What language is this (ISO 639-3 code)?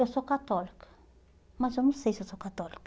por